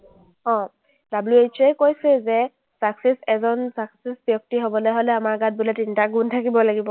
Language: Assamese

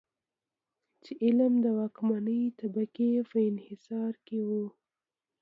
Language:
Pashto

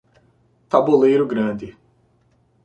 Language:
Portuguese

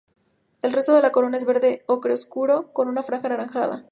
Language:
Spanish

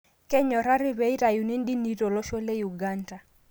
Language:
Masai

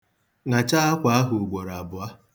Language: Igbo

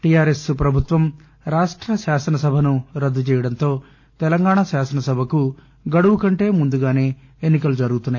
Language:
Telugu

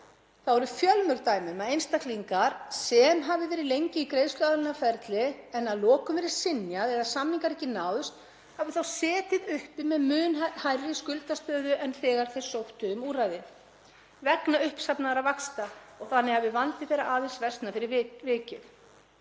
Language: Icelandic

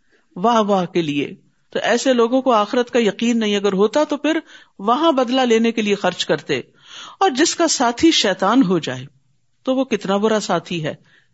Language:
Urdu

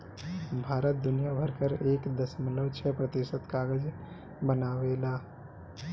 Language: Bhojpuri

